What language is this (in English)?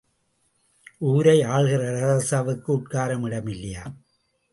Tamil